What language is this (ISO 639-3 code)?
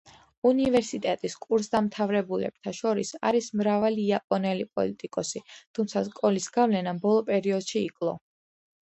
kat